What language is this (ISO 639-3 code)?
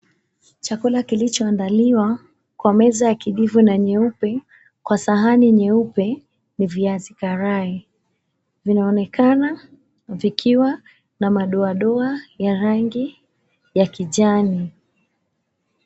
swa